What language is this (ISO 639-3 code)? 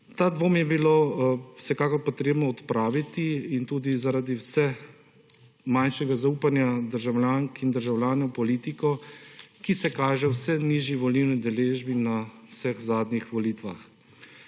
slv